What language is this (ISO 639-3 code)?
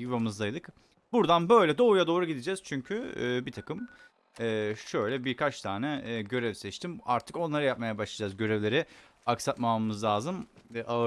tur